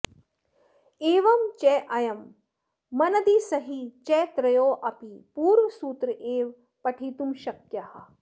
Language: Sanskrit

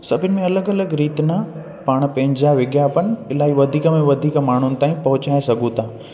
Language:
Sindhi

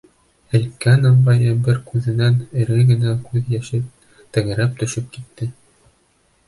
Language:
Bashkir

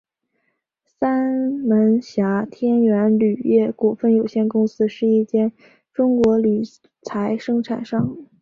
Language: Chinese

